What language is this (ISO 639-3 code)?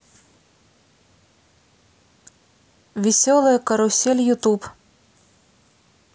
rus